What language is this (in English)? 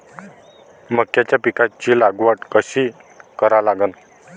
Marathi